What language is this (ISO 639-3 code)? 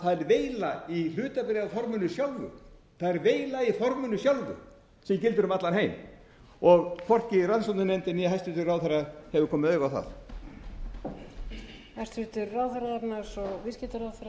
isl